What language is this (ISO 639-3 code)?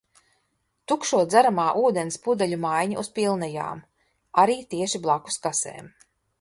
lav